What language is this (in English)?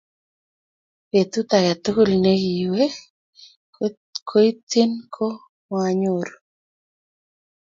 Kalenjin